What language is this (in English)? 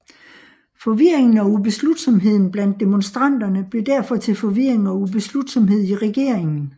Danish